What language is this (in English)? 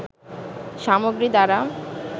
Bangla